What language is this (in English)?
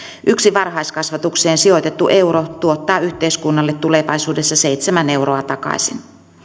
Finnish